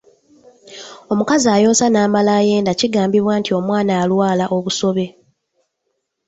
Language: Ganda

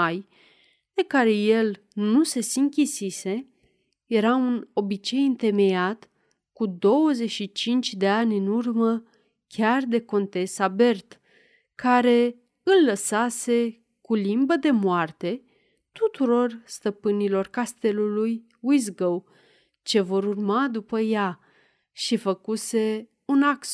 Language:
Romanian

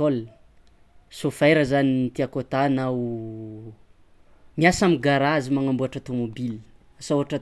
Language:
Tsimihety Malagasy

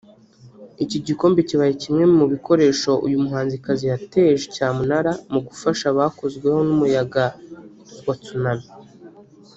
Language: Kinyarwanda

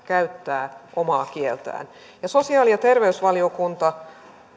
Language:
Finnish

